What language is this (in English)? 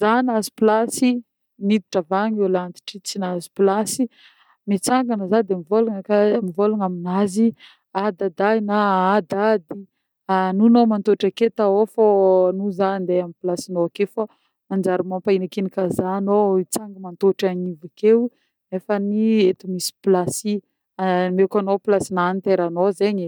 Northern Betsimisaraka Malagasy